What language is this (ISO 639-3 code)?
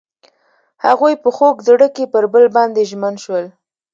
pus